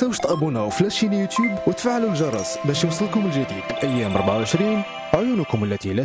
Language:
Arabic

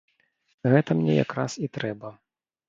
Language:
Belarusian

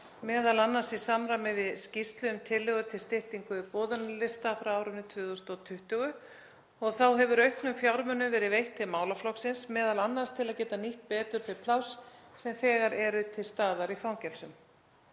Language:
Icelandic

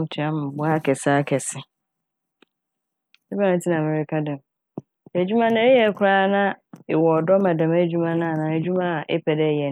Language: Akan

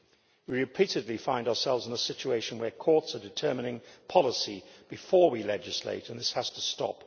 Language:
English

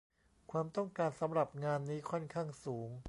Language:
Thai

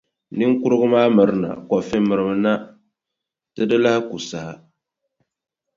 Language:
Dagbani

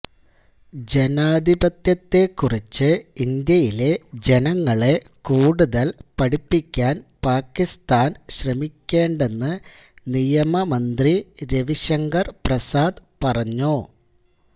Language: Malayalam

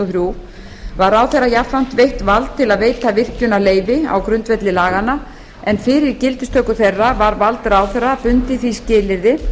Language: Icelandic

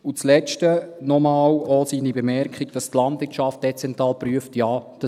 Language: Swiss German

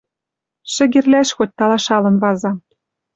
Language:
Western Mari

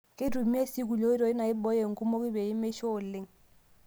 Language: Masai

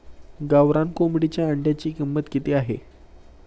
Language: Marathi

